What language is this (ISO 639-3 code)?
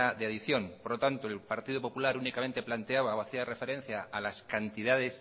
spa